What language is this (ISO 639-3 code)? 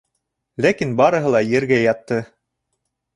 bak